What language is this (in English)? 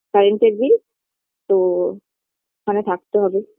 Bangla